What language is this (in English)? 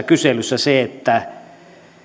Finnish